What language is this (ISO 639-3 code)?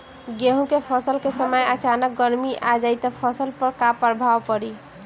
bho